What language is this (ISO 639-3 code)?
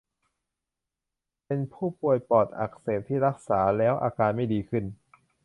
tha